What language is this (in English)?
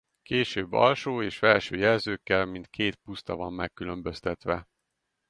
Hungarian